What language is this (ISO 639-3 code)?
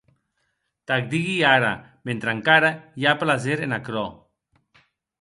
oci